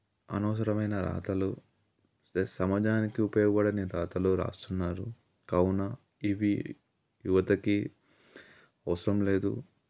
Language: Telugu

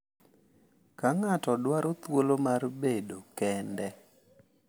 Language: Luo (Kenya and Tanzania)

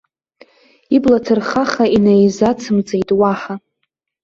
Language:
Abkhazian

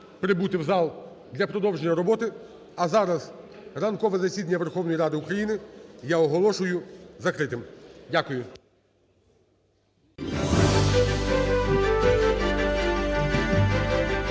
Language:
Ukrainian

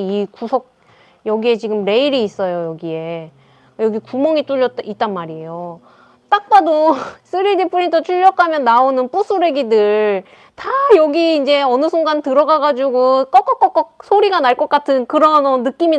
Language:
Korean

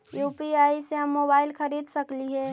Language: Magahi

